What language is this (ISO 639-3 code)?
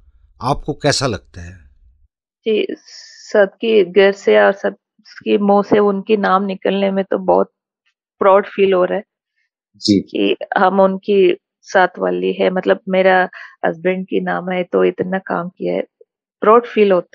hin